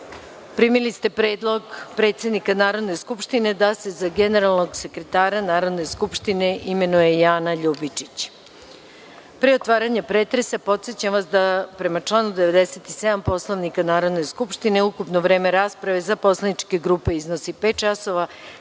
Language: Serbian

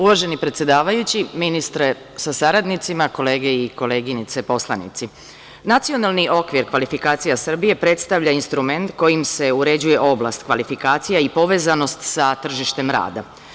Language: Serbian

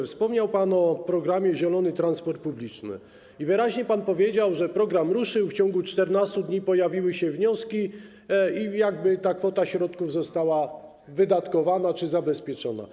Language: Polish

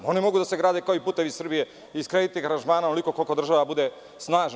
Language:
Serbian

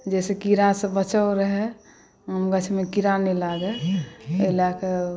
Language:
Maithili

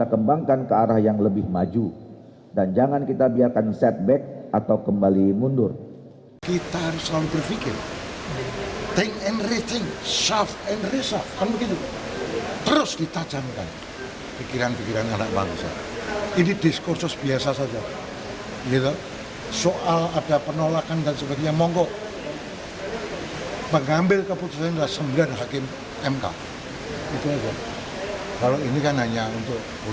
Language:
Indonesian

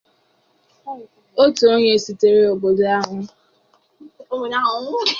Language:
Igbo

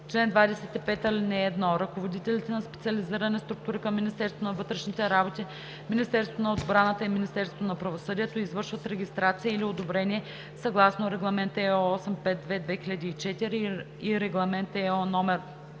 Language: Bulgarian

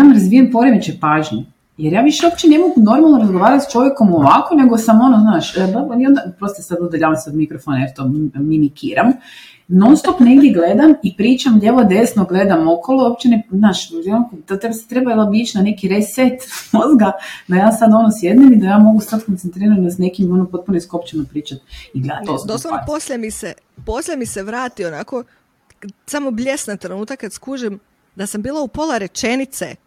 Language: Croatian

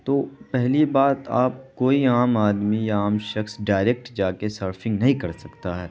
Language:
Urdu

